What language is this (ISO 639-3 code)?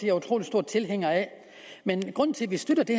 dan